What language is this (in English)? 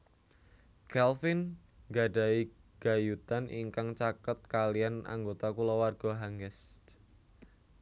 Javanese